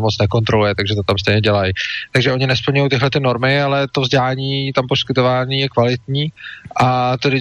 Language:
Czech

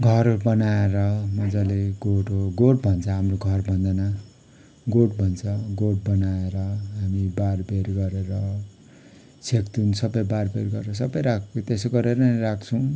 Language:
Nepali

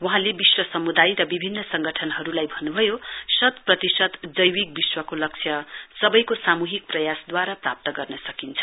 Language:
Nepali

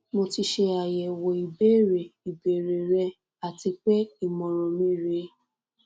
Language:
Yoruba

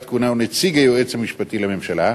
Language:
Hebrew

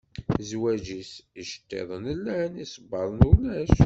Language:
Kabyle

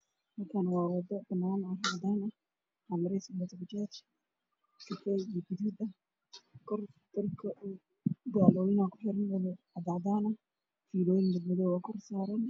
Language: Somali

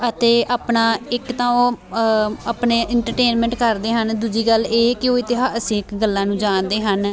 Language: Punjabi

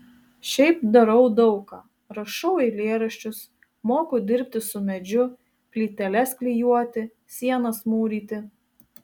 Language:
Lithuanian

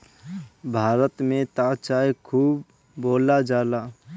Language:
Bhojpuri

